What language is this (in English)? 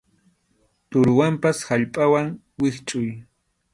Arequipa-La Unión Quechua